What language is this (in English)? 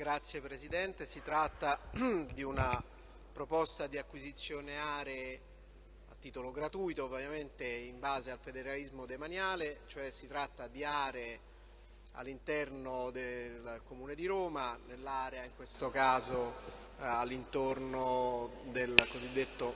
Italian